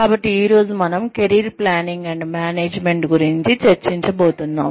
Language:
Telugu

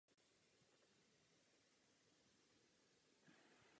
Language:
Czech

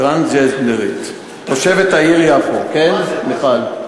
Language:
Hebrew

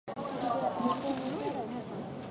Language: Japanese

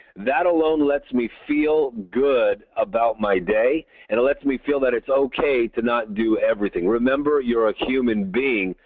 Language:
English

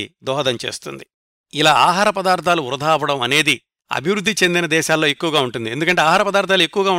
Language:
Telugu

